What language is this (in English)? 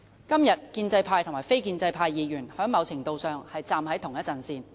Cantonese